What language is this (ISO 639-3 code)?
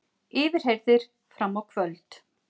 isl